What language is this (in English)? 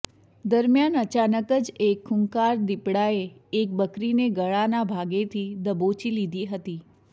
Gujarati